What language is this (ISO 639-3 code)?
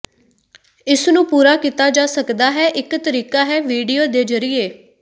pan